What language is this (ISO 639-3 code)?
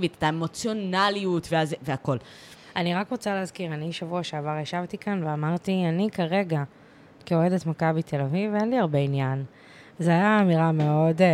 heb